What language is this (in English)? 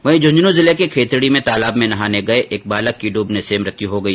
Hindi